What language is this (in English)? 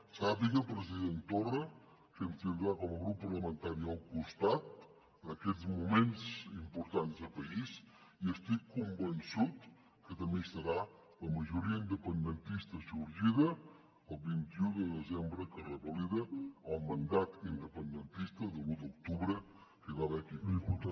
Catalan